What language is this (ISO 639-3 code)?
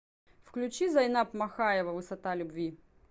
rus